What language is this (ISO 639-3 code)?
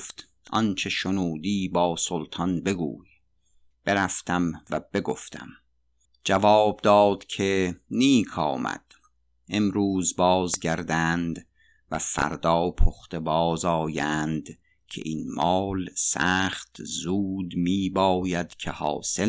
fas